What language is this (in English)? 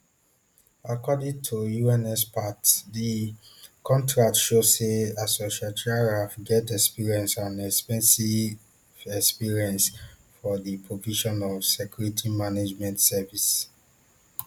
Nigerian Pidgin